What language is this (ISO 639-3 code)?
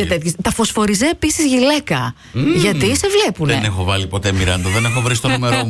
ell